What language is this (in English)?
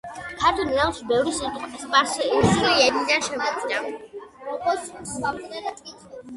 Georgian